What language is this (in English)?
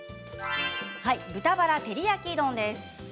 Japanese